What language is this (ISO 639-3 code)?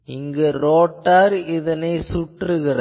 tam